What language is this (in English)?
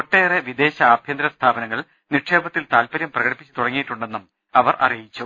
Malayalam